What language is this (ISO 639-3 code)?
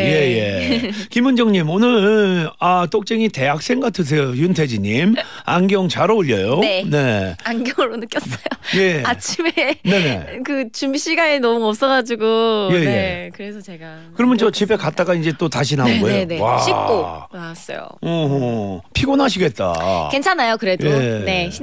kor